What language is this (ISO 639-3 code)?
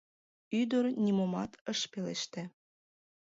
chm